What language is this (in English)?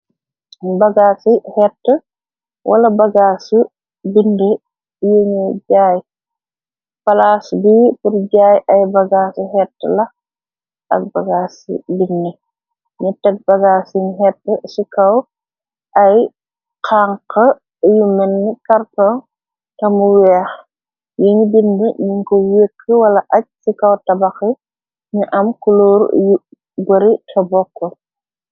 Wolof